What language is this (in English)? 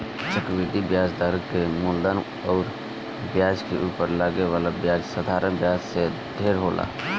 Bhojpuri